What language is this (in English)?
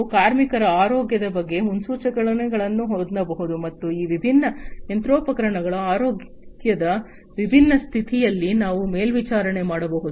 Kannada